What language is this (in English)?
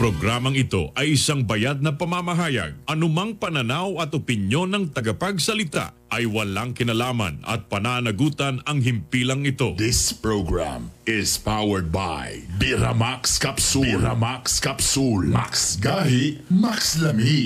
Filipino